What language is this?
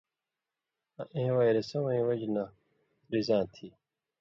Indus Kohistani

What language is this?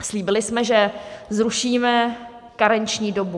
Czech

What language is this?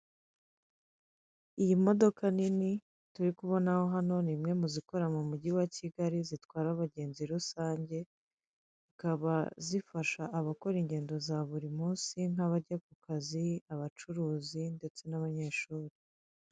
Kinyarwanda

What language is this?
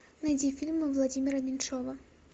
Russian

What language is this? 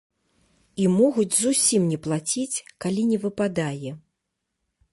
Belarusian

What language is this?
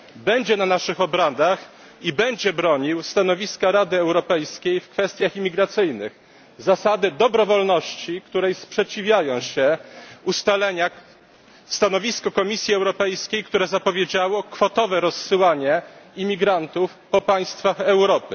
Polish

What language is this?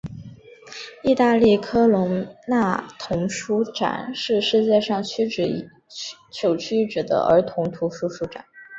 Chinese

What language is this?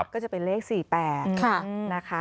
Thai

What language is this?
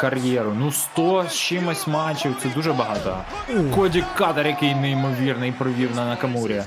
Ukrainian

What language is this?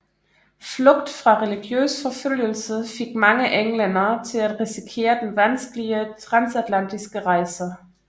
Danish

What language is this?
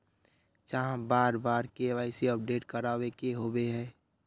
Magahi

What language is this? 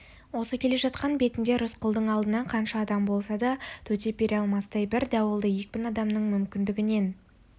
Kazakh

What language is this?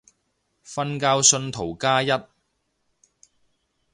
Cantonese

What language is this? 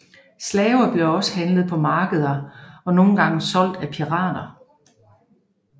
Danish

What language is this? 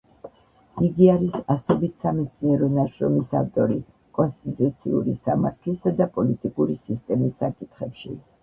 Georgian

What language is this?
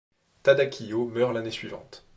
French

